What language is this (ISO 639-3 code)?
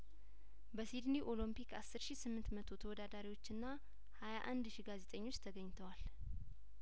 amh